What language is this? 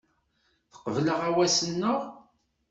Kabyle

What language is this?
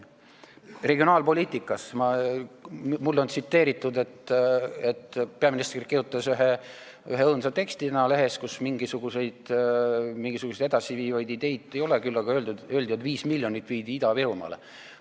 Estonian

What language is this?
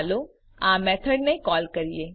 Gujarati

